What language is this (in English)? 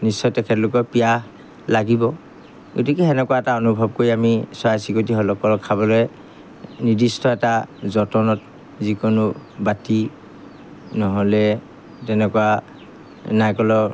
Assamese